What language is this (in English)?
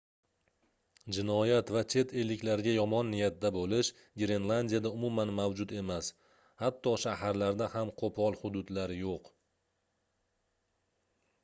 Uzbek